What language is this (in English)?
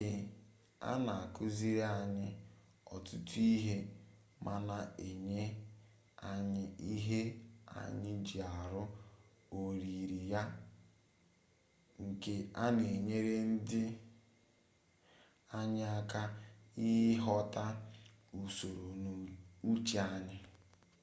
Igbo